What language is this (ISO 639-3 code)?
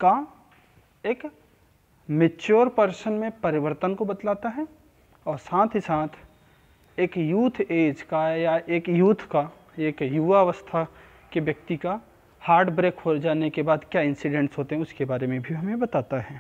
hin